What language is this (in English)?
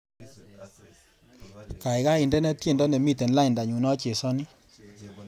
Kalenjin